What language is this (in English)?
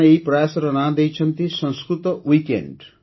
Odia